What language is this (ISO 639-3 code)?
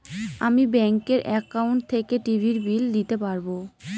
ben